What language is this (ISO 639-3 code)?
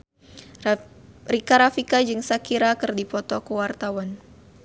sun